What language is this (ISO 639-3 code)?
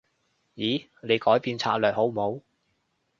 yue